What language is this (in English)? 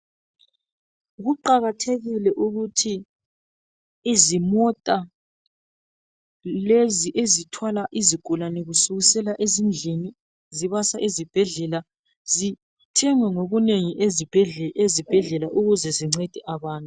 North Ndebele